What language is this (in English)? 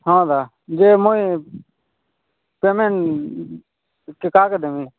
Odia